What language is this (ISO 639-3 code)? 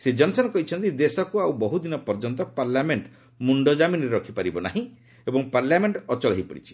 ori